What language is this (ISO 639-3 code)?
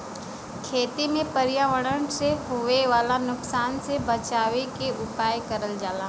bho